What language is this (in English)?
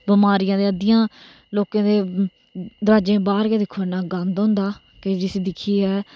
Dogri